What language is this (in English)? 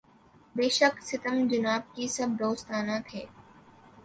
Urdu